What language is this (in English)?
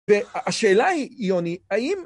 Hebrew